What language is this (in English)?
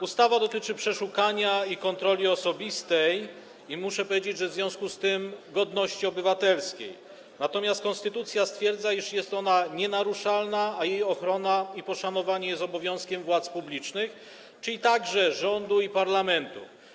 Polish